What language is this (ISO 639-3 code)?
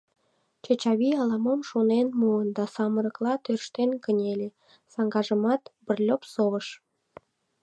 chm